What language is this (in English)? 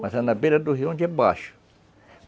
Portuguese